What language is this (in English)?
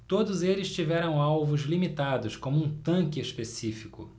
Portuguese